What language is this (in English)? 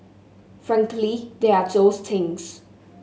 English